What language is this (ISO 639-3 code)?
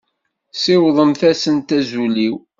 kab